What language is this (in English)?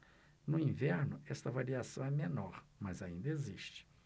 Portuguese